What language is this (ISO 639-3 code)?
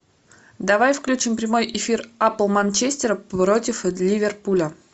rus